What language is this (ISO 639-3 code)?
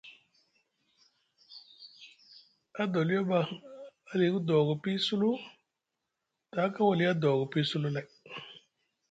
mug